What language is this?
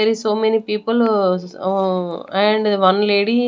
English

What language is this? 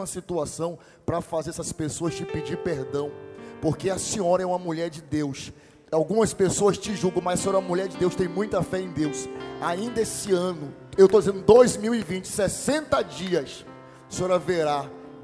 Portuguese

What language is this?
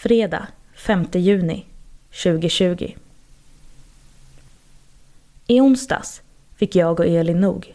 Swedish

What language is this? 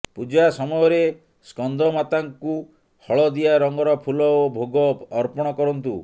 Odia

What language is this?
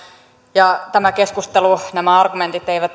Finnish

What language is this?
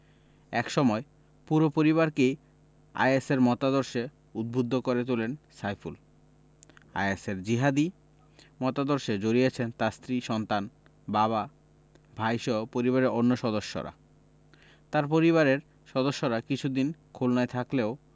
Bangla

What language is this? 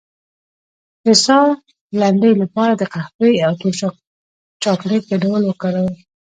Pashto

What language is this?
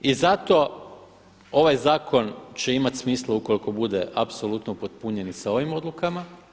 Croatian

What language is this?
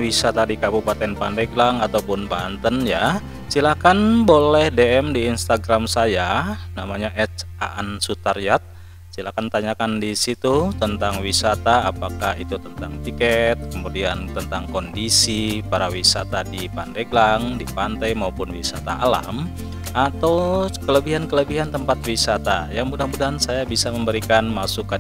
Indonesian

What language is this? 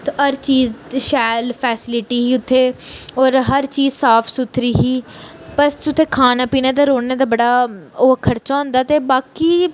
Dogri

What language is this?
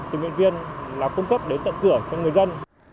Vietnamese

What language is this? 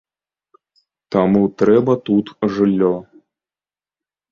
Belarusian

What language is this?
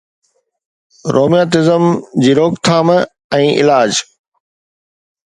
Sindhi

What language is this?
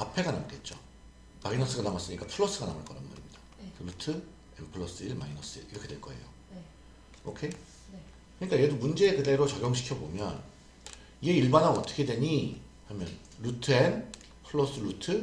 Korean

